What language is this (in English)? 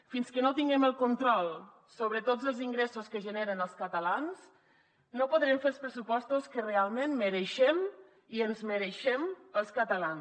Catalan